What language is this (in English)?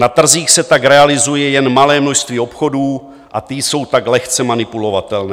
Czech